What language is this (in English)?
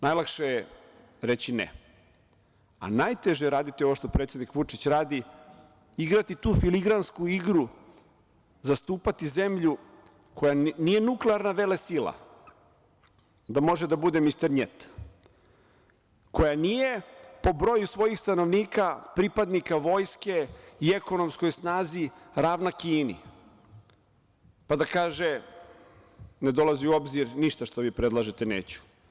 Serbian